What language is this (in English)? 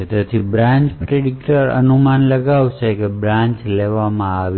Gujarati